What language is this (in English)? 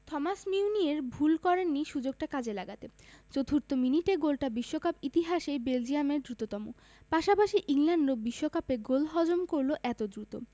Bangla